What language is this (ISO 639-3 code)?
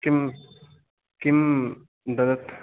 san